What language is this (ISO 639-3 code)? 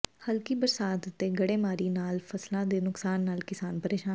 pan